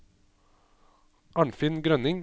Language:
Norwegian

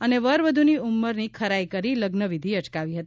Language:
Gujarati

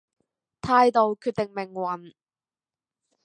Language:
Cantonese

